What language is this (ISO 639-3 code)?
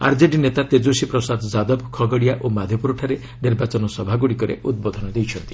ori